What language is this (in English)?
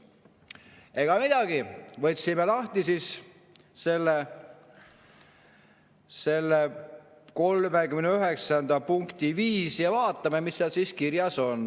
Estonian